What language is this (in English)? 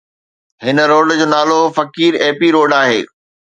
Sindhi